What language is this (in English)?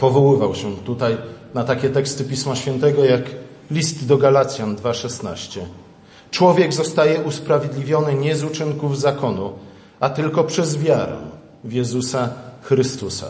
Polish